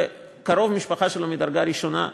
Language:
Hebrew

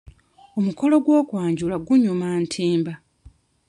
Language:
Ganda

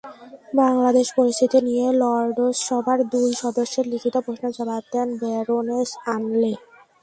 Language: Bangla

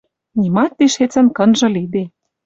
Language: Western Mari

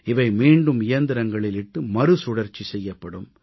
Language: Tamil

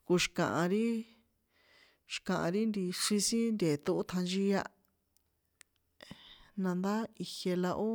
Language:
San Juan Atzingo Popoloca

